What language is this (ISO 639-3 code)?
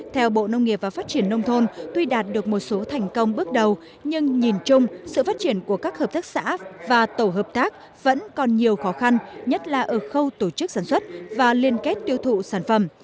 vie